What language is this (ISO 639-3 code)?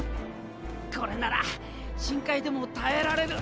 jpn